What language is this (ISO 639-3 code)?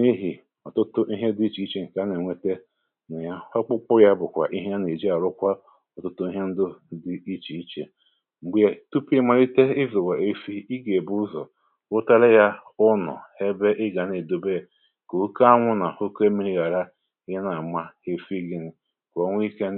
ibo